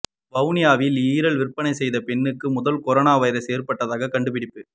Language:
Tamil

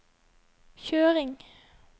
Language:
Norwegian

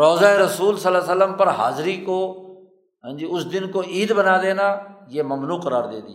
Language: Urdu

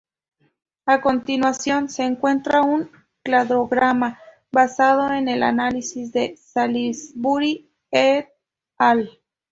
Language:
Spanish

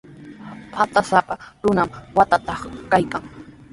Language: Sihuas Ancash Quechua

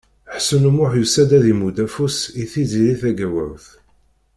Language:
Kabyle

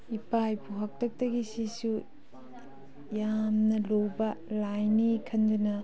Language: Manipuri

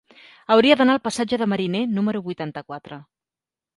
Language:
Catalan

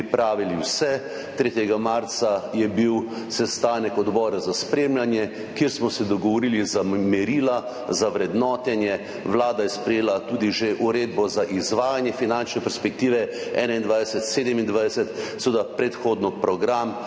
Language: Slovenian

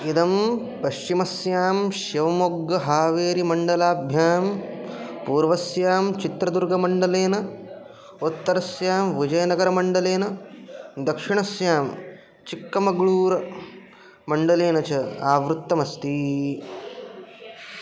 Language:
Sanskrit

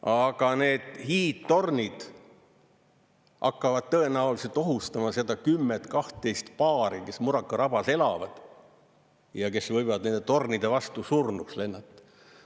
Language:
Estonian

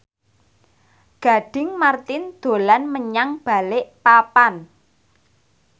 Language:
Javanese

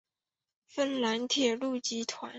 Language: Chinese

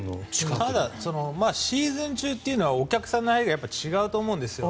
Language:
Japanese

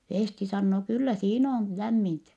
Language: Finnish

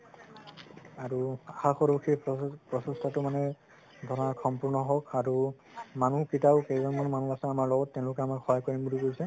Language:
Assamese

